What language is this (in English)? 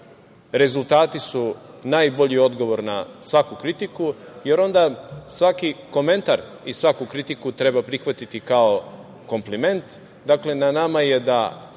Serbian